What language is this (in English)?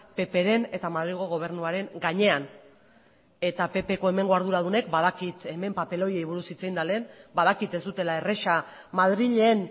Basque